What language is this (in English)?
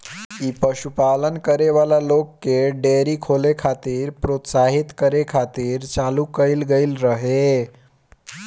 Bhojpuri